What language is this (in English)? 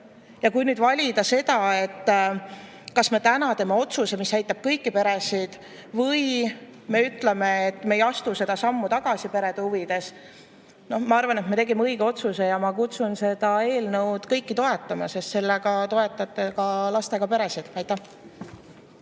Estonian